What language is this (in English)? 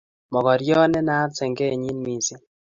Kalenjin